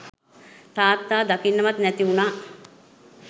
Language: Sinhala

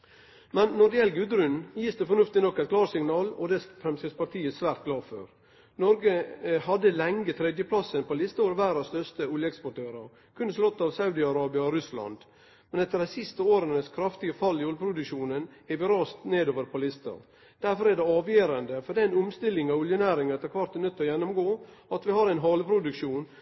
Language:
Norwegian Nynorsk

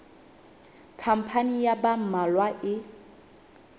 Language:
Southern Sotho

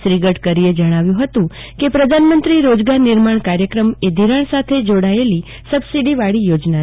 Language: Gujarati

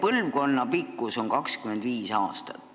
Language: Estonian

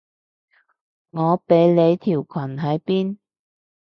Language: Cantonese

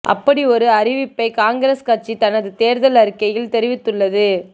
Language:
Tamil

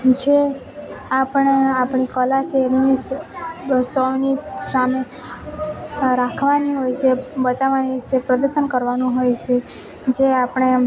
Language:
Gujarati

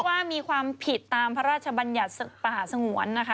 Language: Thai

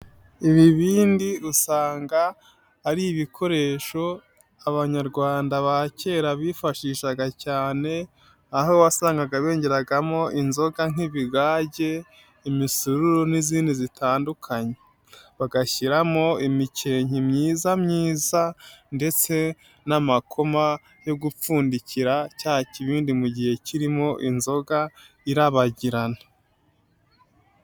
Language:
Kinyarwanda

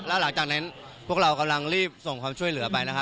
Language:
Thai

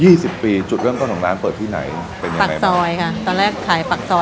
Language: Thai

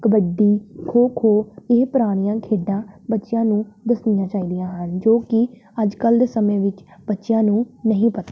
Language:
Punjabi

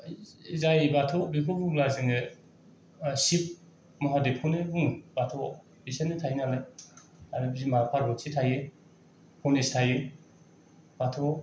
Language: Bodo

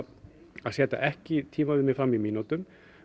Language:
Icelandic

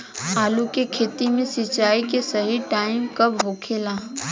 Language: Bhojpuri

